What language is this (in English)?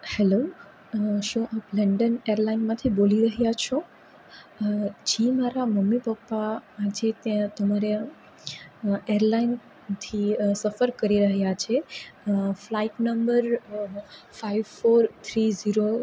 Gujarati